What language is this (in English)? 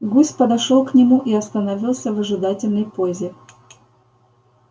Russian